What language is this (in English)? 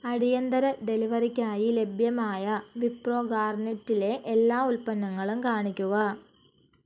Malayalam